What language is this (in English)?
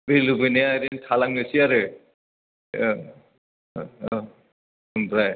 Bodo